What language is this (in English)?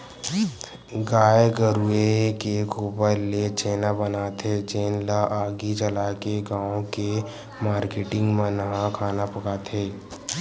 Chhattisgarhi